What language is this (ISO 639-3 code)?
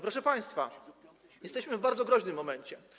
pol